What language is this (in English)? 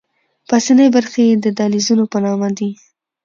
Pashto